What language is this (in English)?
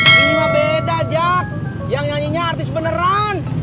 Indonesian